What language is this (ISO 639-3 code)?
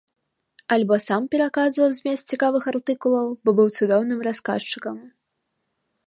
bel